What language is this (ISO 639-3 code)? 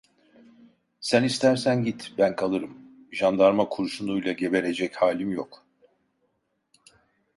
tur